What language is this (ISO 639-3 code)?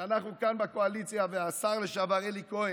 heb